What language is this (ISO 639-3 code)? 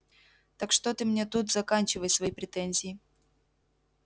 rus